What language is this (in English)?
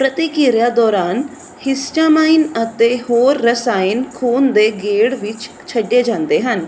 Punjabi